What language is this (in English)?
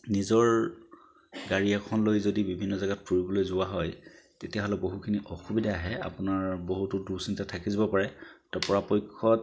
Assamese